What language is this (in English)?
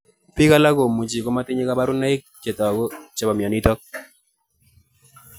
Kalenjin